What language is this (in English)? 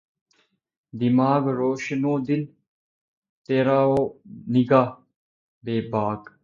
Urdu